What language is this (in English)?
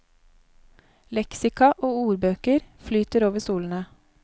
Norwegian